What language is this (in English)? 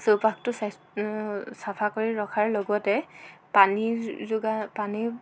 Assamese